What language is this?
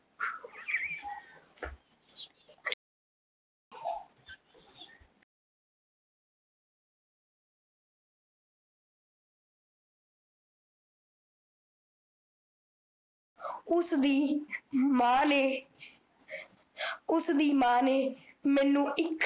Punjabi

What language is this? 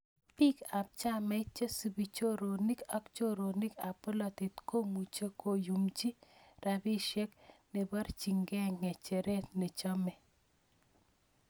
Kalenjin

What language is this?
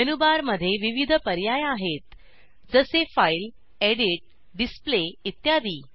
Marathi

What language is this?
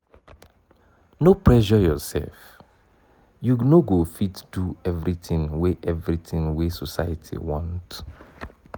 Nigerian Pidgin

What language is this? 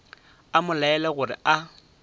Northern Sotho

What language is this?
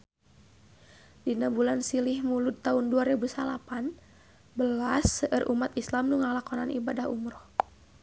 Sundanese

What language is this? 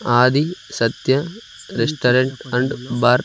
Telugu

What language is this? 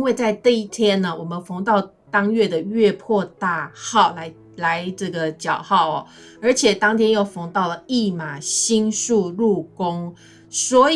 Chinese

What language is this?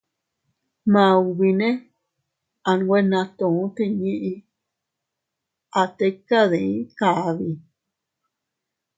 Teutila Cuicatec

